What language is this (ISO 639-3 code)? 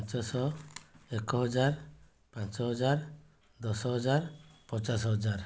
ori